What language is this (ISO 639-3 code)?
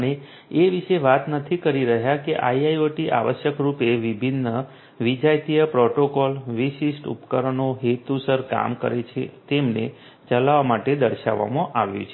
guj